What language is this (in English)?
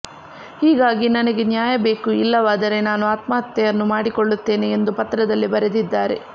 Kannada